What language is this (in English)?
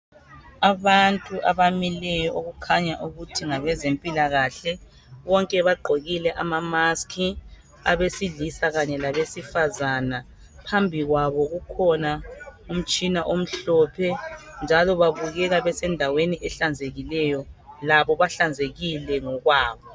North Ndebele